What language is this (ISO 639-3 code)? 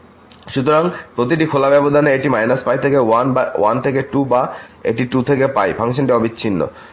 ben